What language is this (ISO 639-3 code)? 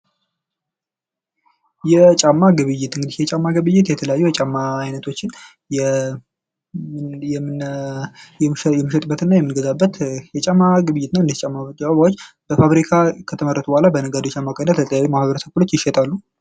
amh